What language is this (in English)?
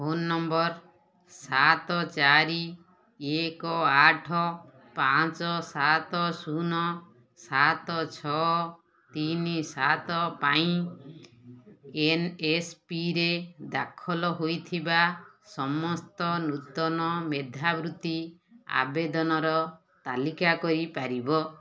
Odia